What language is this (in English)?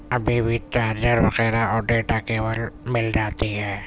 Urdu